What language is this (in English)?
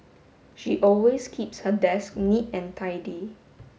English